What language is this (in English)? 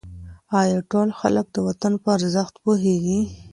Pashto